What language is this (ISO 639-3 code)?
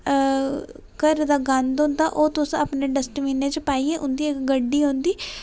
doi